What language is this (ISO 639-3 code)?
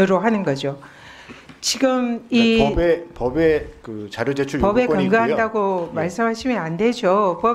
kor